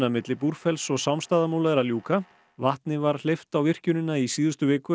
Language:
Icelandic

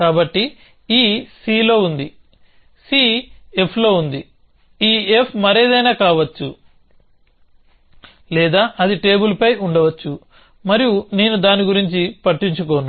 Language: Telugu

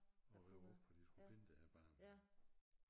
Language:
Danish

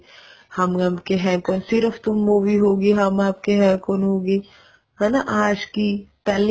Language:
Punjabi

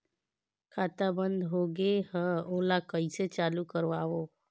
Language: Chhattisgarhi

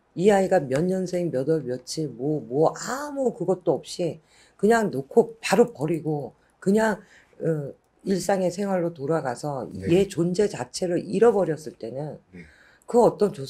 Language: Korean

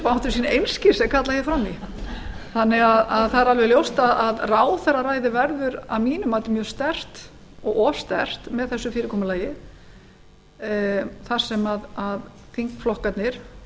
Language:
Icelandic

